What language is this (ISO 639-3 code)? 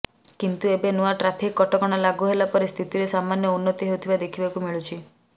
ori